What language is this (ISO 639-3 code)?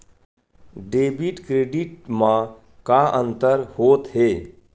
hne